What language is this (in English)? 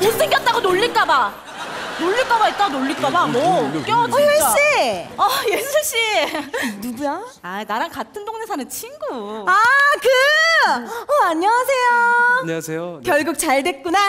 Korean